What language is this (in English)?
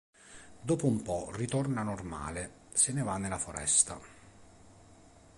Italian